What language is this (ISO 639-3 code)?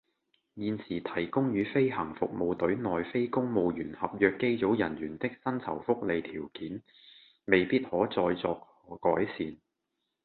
yue